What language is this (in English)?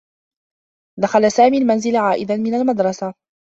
Arabic